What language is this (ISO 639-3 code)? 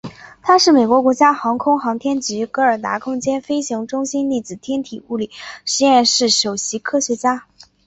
zho